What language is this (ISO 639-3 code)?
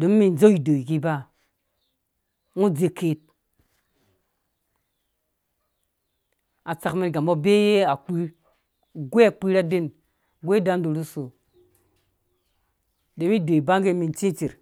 ldb